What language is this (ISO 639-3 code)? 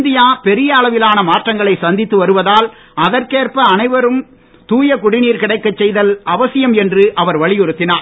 tam